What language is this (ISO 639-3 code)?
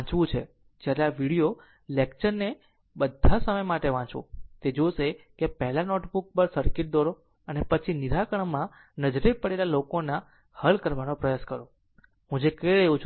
guj